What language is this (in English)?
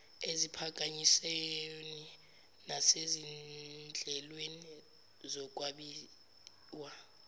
Zulu